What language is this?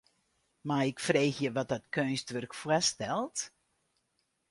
Western Frisian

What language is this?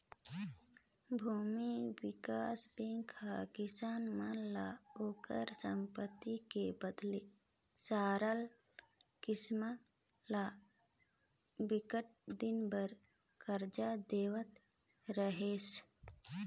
Chhattisgarhi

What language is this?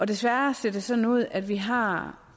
Danish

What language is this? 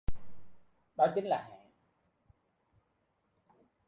Vietnamese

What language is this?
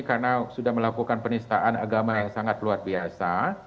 Indonesian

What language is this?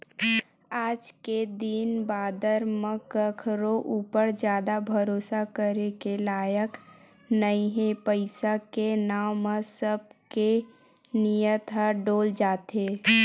Chhattisgarhi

